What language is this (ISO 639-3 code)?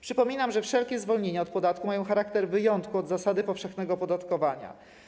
pol